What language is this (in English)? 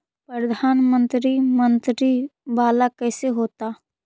Magahi